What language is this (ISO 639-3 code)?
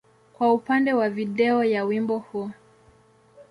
swa